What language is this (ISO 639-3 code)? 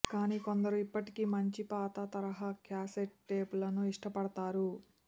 tel